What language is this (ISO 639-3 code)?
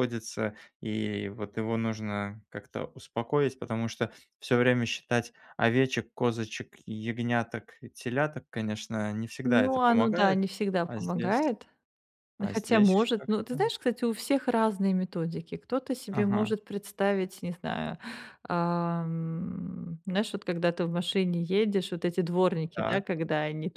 rus